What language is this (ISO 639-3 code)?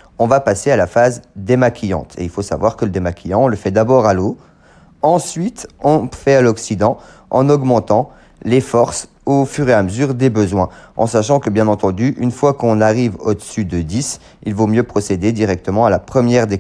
fra